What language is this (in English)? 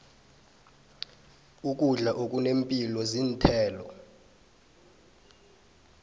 South Ndebele